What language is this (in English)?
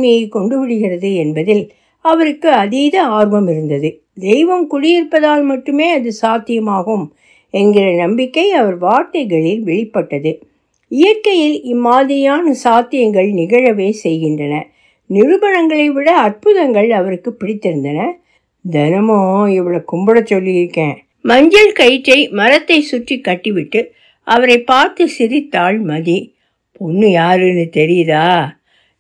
Tamil